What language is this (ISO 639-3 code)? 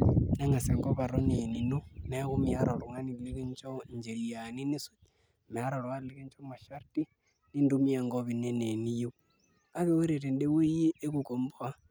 mas